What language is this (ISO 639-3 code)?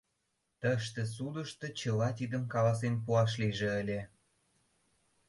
chm